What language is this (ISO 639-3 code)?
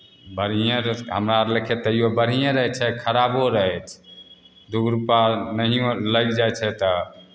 mai